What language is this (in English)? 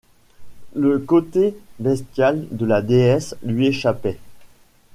French